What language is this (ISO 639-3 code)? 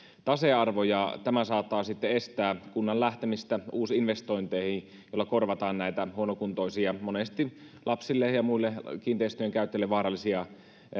fin